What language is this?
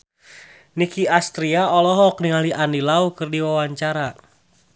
Sundanese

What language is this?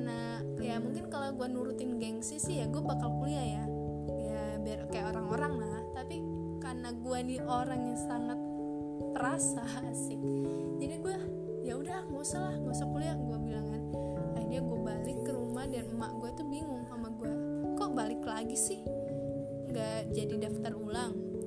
Indonesian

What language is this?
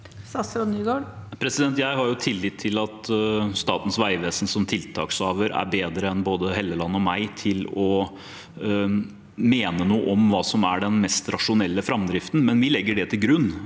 Norwegian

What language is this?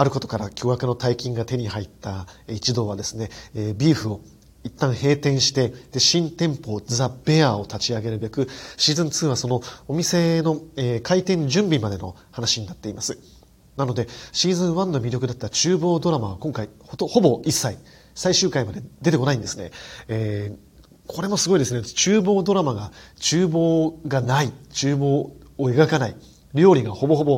Japanese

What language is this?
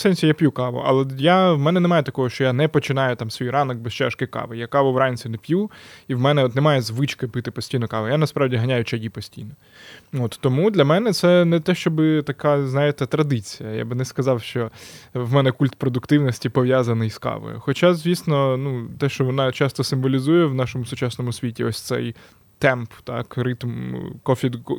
Ukrainian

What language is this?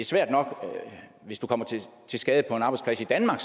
Danish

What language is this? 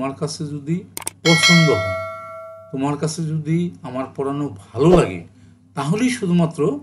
Turkish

